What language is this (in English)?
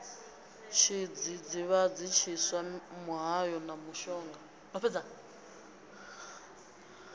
Venda